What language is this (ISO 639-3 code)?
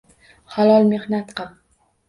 uzb